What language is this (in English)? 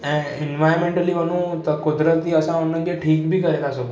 Sindhi